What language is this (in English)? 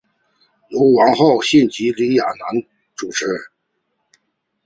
Chinese